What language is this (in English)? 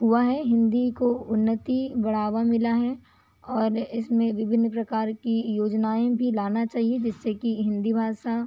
Hindi